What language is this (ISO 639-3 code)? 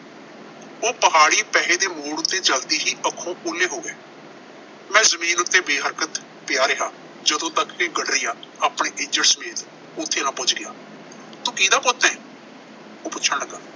pan